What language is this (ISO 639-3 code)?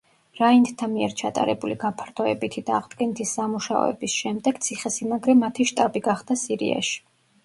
kat